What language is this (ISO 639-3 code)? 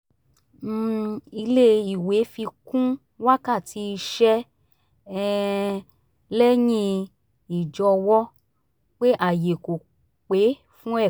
yor